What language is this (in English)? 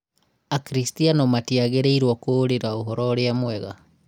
Kikuyu